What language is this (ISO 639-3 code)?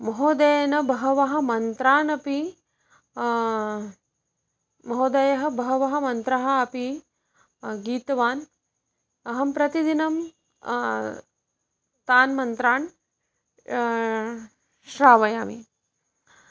san